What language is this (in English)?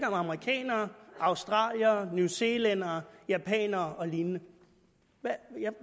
Danish